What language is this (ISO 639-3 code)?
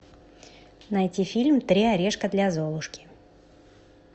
rus